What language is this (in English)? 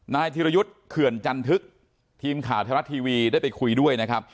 Thai